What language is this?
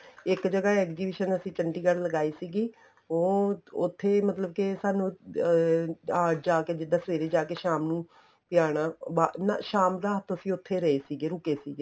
Punjabi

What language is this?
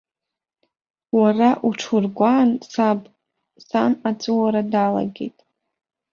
Abkhazian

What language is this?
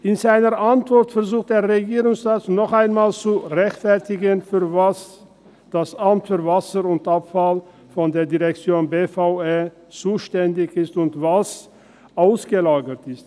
Swiss German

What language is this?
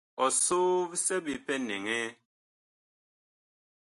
Bakoko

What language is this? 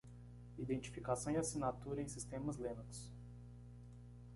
Portuguese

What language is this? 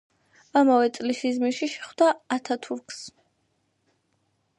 Georgian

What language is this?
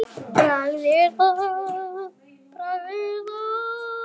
Icelandic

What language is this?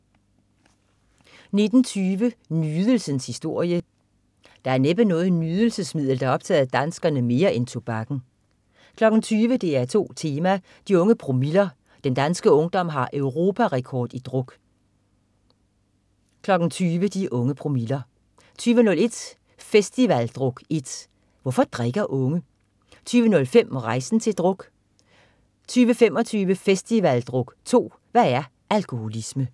Danish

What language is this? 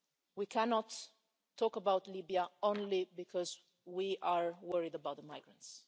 English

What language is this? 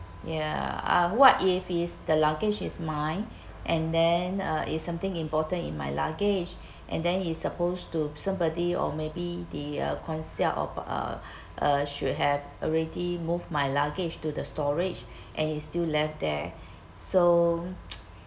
English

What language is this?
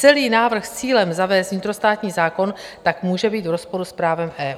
Czech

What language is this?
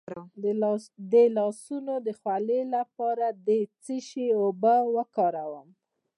Pashto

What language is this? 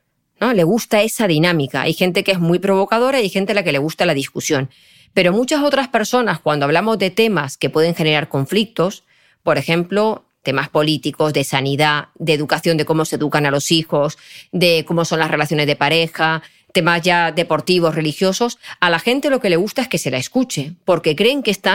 Spanish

